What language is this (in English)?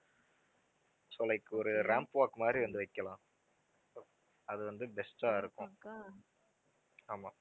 Tamil